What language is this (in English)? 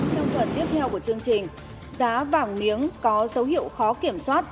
Vietnamese